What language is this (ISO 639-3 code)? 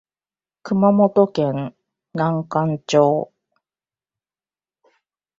jpn